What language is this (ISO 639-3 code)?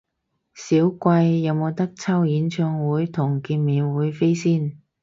yue